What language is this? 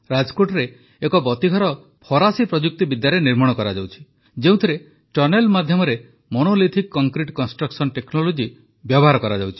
Odia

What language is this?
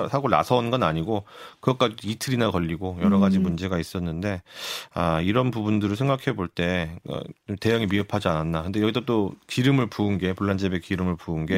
Korean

